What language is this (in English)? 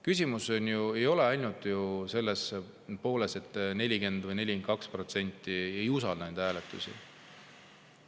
Estonian